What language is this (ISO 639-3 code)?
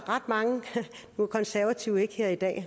dan